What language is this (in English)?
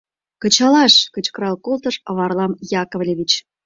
Mari